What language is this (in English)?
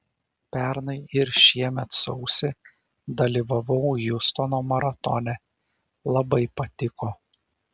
Lithuanian